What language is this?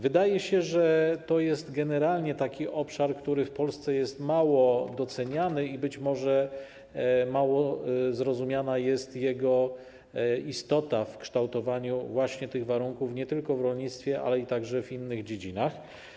Polish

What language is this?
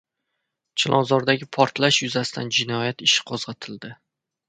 Uzbek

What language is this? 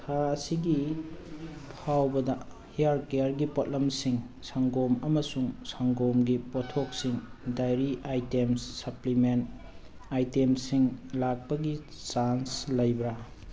Manipuri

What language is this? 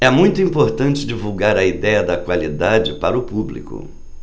Portuguese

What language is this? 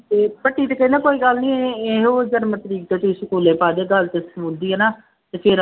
Punjabi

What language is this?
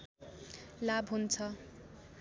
Nepali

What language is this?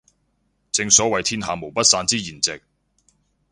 Cantonese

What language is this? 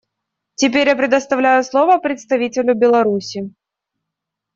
Russian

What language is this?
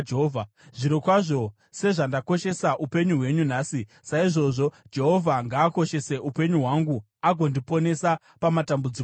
Shona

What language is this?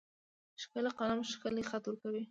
Pashto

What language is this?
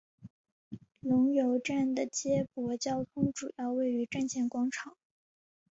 Chinese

